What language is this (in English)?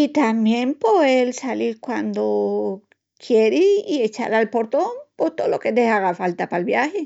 Extremaduran